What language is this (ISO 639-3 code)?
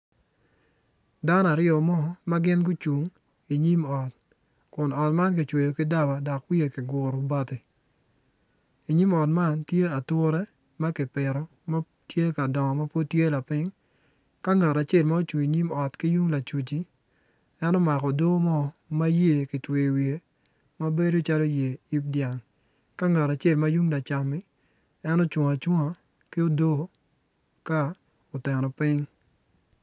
ach